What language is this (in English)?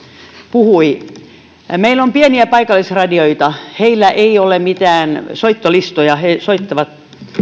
Finnish